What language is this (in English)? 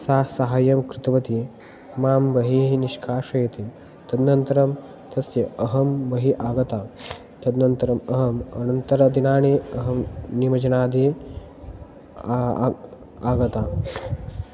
Sanskrit